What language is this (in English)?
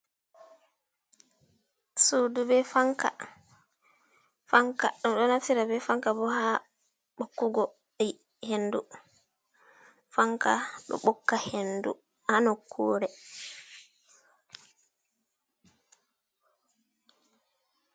Fula